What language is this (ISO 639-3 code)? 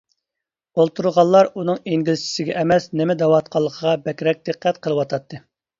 uig